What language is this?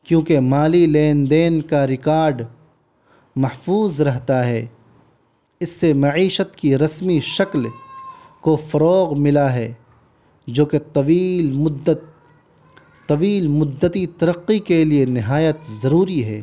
Urdu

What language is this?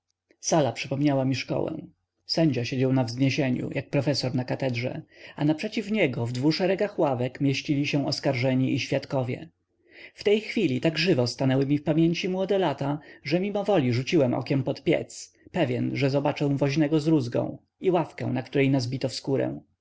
Polish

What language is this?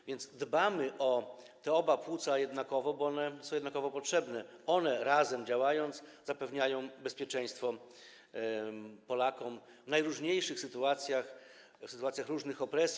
Polish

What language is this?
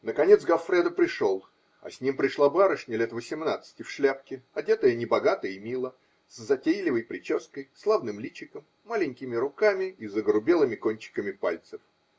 Russian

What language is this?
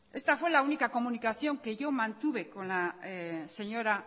Spanish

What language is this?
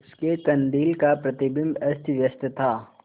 Hindi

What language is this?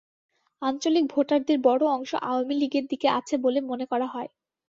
Bangla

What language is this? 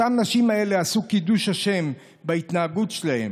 Hebrew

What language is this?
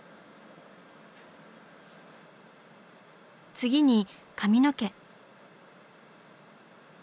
Japanese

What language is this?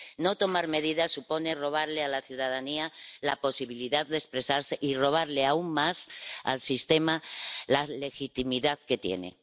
Spanish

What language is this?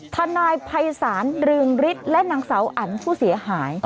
Thai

